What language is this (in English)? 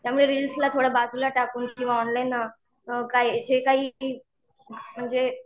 Marathi